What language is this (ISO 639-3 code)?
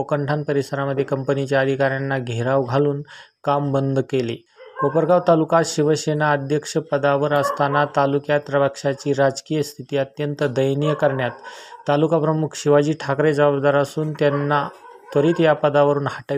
mar